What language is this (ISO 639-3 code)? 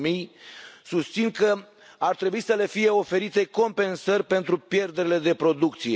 ron